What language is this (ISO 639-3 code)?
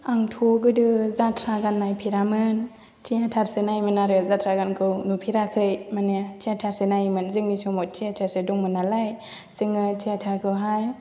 brx